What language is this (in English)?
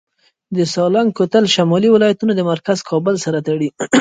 Pashto